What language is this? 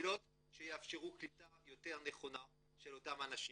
Hebrew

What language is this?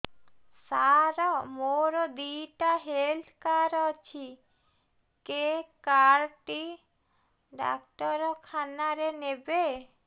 Odia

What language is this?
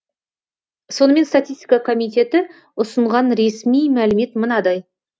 Kazakh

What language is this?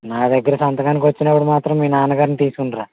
Telugu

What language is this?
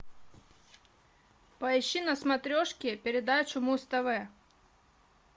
Russian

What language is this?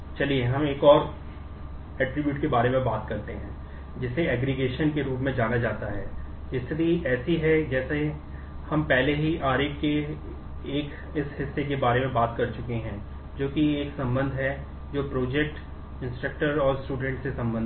Hindi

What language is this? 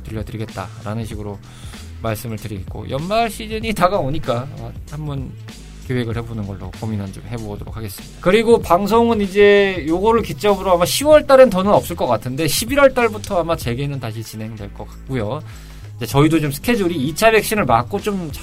Korean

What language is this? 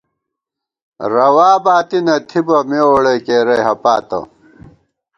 Gawar-Bati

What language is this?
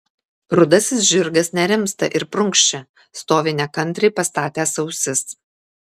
Lithuanian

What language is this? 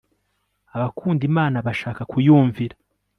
Kinyarwanda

